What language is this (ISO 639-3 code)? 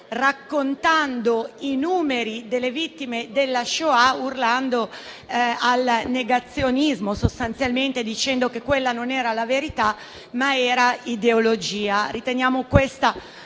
ita